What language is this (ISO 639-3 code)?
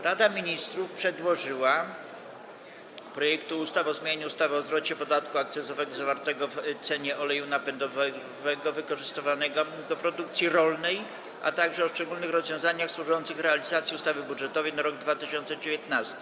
pol